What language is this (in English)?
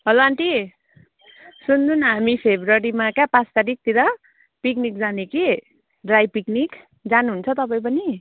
Nepali